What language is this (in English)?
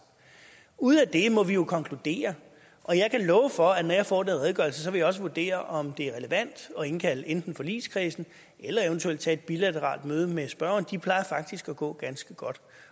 Danish